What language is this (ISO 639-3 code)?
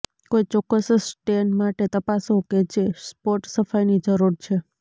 guj